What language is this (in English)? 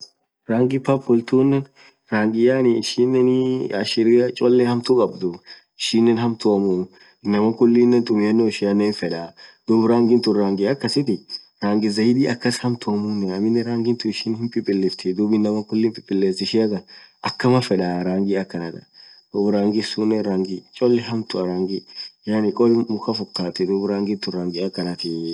Orma